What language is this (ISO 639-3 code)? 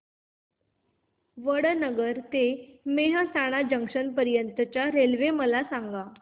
mar